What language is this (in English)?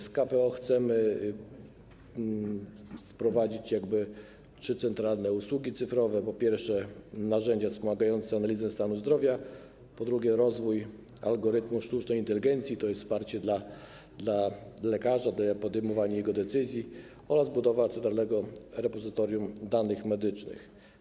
Polish